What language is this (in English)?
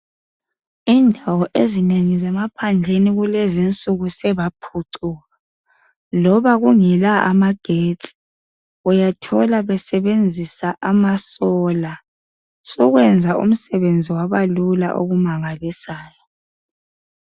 North Ndebele